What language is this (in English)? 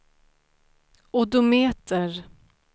Swedish